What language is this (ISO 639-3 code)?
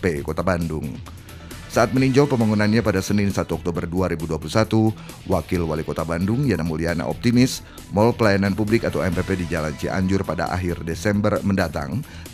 ind